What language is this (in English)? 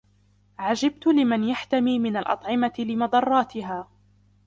Arabic